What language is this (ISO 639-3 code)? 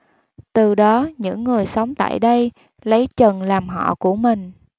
vie